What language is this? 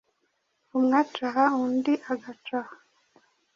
Kinyarwanda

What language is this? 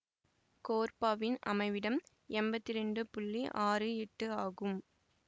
Tamil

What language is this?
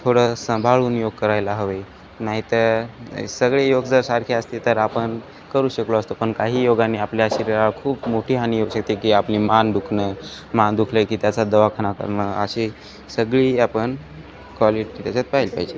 Marathi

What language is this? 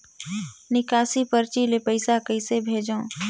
Chhattisgarhi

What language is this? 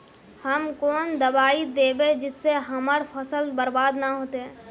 Magahi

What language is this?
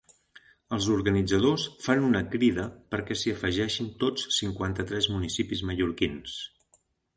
Catalan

